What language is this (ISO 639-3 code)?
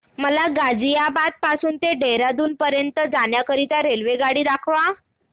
mar